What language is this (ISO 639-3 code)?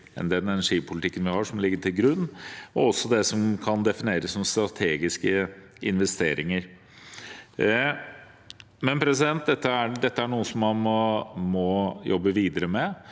nor